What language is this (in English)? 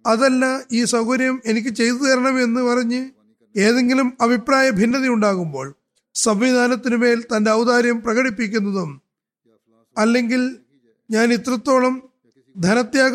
Malayalam